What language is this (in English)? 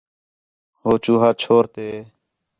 Khetrani